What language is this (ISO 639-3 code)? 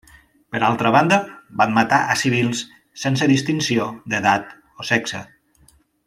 cat